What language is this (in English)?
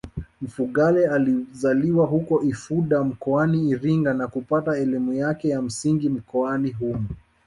Swahili